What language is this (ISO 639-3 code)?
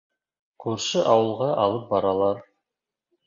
bak